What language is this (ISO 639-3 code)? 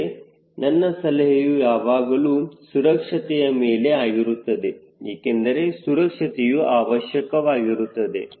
kan